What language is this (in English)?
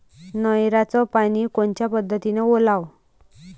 Marathi